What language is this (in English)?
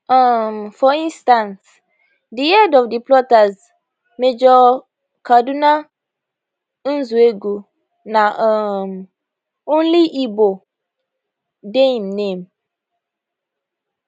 Nigerian Pidgin